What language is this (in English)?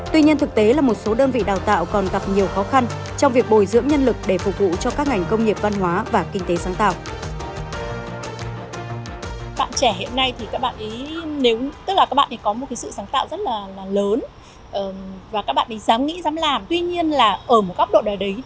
Vietnamese